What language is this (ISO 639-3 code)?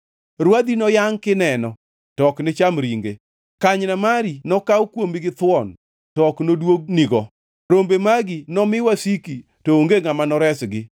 luo